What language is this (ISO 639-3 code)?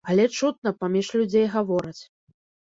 bel